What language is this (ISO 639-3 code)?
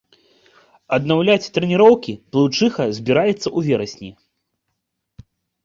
bel